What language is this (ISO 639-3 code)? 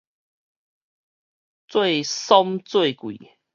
nan